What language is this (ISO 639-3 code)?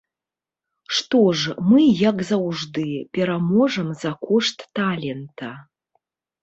bel